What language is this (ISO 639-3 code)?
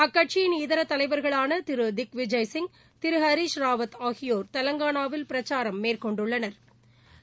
tam